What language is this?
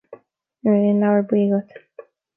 Irish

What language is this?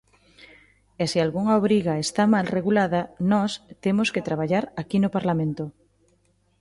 Galician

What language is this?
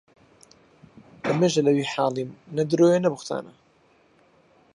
Central Kurdish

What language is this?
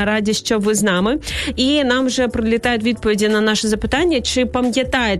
Ukrainian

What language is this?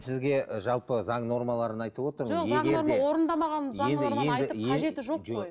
Kazakh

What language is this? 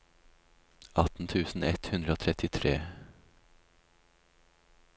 Norwegian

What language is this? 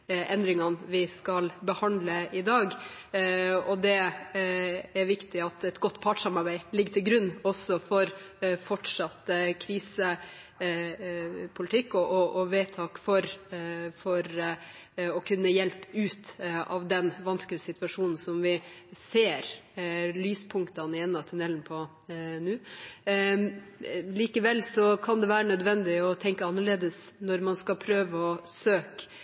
Norwegian Bokmål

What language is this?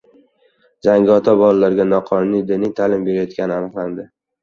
Uzbek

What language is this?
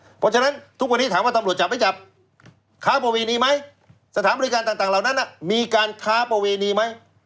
Thai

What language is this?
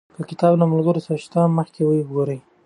Pashto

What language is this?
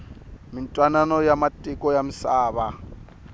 Tsonga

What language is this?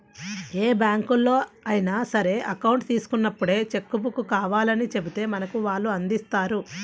Telugu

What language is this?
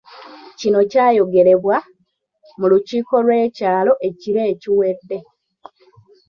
Ganda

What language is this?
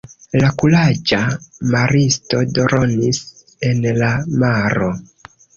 Esperanto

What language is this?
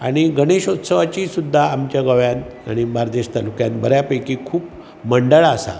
Konkani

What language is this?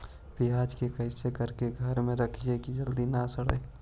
Magahi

